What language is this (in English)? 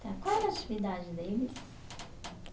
Portuguese